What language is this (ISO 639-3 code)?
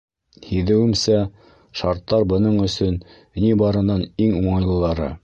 bak